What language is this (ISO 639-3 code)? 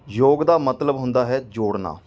pan